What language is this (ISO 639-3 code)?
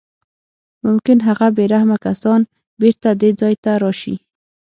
pus